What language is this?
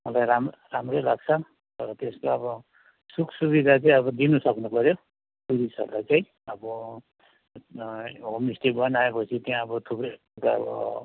Nepali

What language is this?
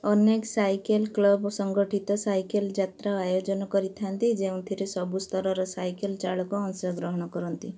Odia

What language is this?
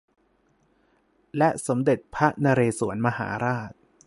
Thai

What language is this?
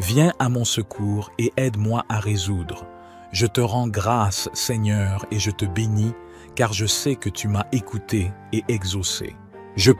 French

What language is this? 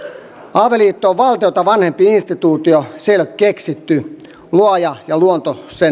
Finnish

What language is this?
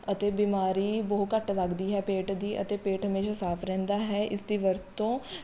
Punjabi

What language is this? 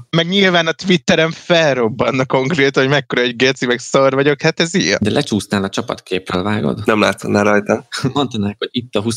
Hungarian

